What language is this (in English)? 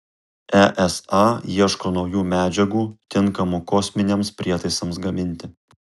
Lithuanian